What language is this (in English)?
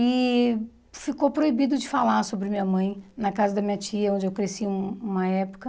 Portuguese